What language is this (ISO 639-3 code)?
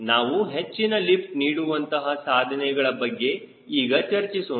kan